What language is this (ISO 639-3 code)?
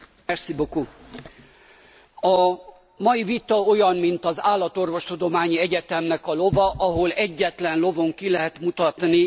hun